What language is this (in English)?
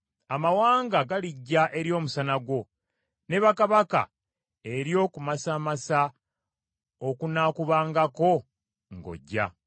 Ganda